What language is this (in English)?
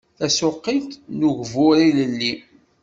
Kabyle